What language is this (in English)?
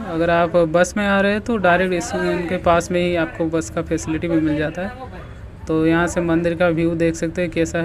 Hindi